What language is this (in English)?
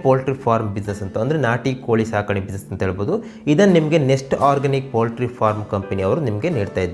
English